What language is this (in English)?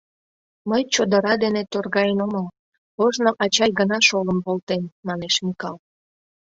Mari